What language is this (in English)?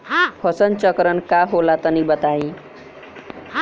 Bhojpuri